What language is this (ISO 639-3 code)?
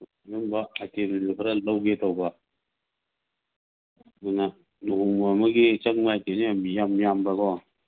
mni